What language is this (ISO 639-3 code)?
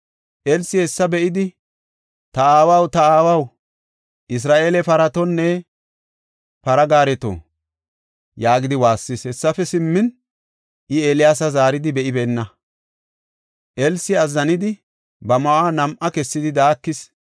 gof